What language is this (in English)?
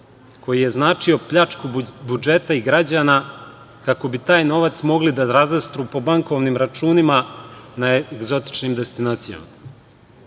Serbian